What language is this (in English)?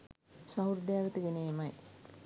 Sinhala